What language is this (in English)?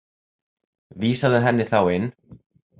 Icelandic